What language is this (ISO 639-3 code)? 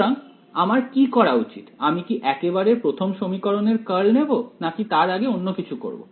ben